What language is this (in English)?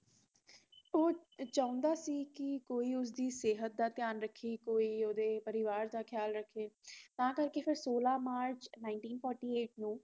Punjabi